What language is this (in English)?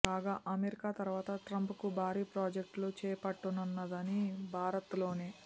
Telugu